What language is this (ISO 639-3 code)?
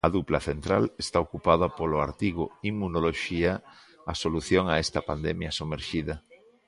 glg